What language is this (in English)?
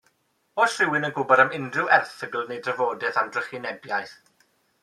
Welsh